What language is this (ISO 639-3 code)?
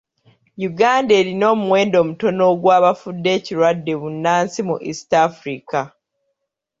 lug